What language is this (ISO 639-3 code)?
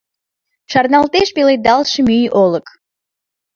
chm